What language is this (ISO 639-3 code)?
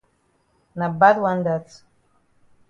wes